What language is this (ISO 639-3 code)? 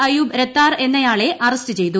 mal